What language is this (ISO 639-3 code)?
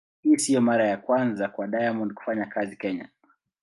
swa